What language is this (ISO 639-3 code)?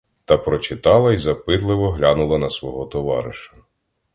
ukr